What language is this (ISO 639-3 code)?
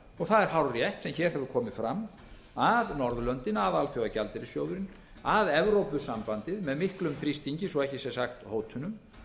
isl